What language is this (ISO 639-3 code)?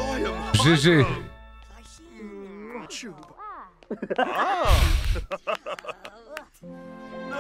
fra